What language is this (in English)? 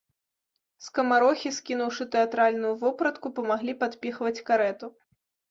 Belarusian